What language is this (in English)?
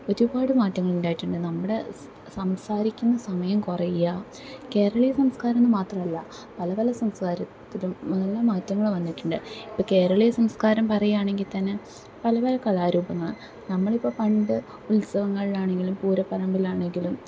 Malayalam